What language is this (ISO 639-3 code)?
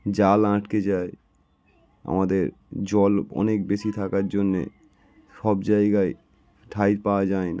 ben